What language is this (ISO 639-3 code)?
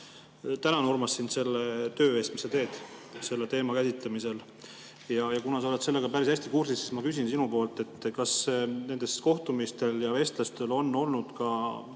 est